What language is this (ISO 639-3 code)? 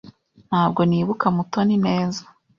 kin